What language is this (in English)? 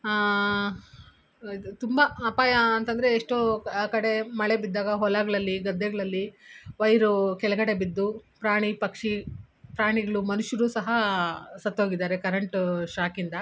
Kannada